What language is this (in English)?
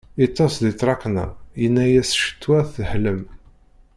Kabyle